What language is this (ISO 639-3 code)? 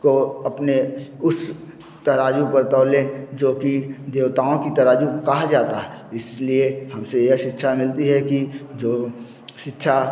hin